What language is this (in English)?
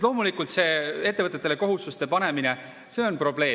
Estonian